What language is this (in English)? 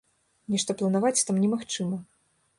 Belarusian